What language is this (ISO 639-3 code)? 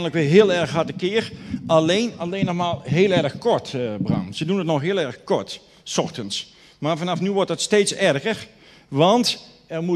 nld